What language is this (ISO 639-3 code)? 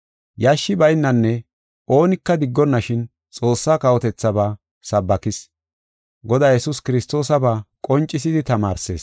gof